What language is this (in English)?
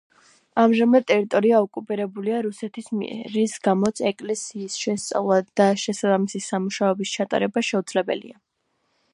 Georgian